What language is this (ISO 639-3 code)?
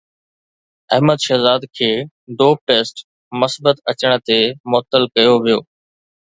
snd